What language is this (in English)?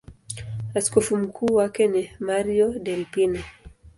Swahili